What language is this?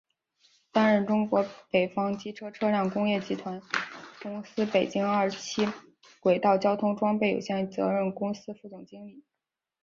Chinese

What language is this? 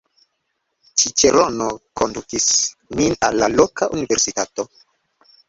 Esperanto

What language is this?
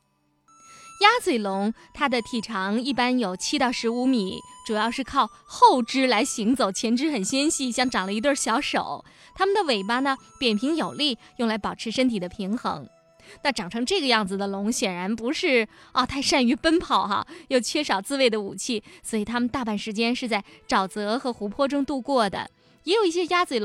Chinese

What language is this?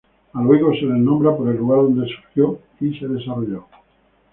Spanish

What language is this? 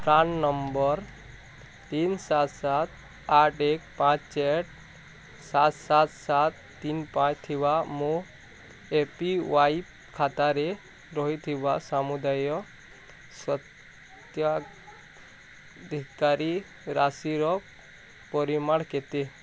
Odia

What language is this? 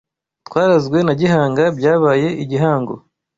Kinyarwanda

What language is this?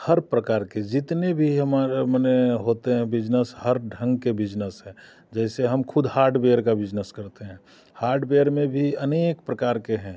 Hindi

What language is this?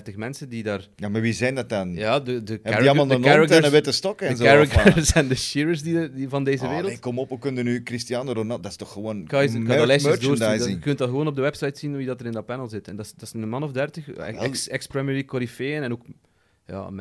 Dutch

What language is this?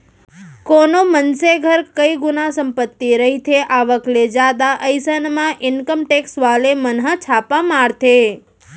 Chhattisgarhi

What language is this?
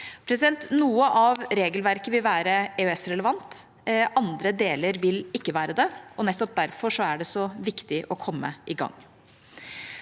Norwegian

